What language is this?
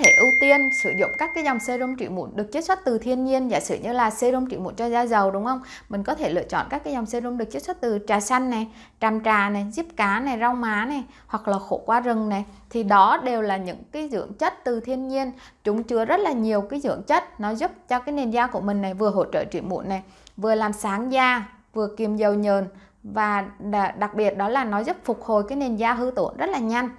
Vietnamese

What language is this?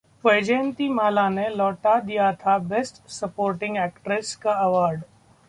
Hindi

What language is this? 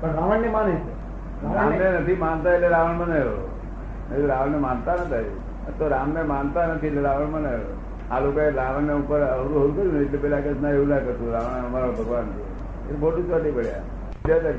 Gujarati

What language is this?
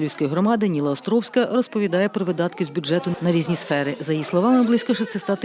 Ukrainian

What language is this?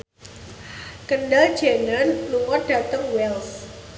Javanese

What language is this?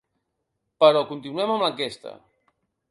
Catalan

